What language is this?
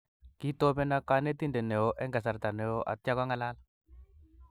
Kalenjin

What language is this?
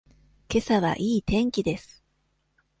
Japanese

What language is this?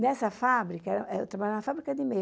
Portuguese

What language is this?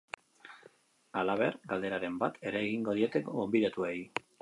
Basque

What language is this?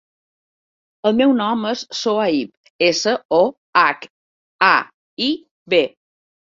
Catalan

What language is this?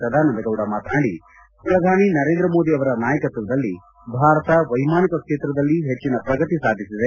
Kannada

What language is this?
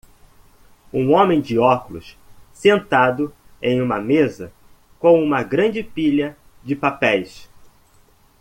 Portuguese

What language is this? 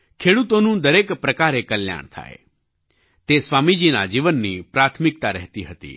Gujarati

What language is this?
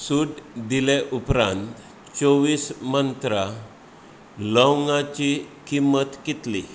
Konkani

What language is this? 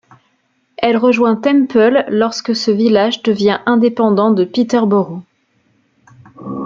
French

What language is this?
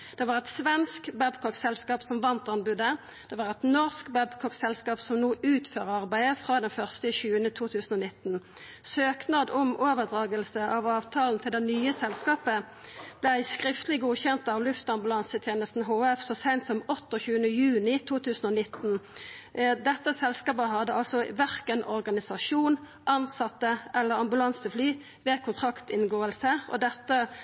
Norwegian Nynorsk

